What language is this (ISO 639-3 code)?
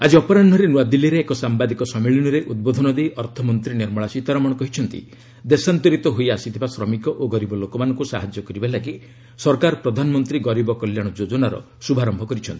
ori